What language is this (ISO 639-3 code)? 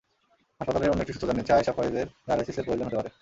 ben